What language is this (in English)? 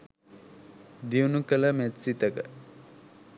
Sinhala